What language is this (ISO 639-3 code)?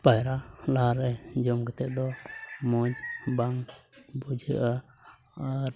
sat